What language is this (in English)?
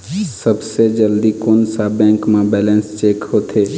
Chhattisgarhi